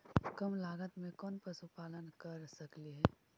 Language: Magahi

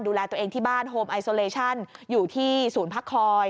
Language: Thai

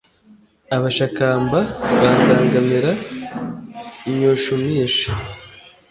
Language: Kinyarwanda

